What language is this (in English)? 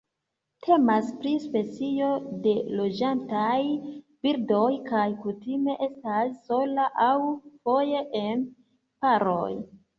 Esperanto